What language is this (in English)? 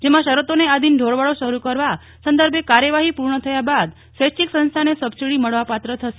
Gujarati